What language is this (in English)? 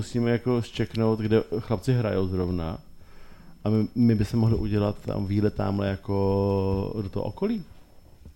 Czech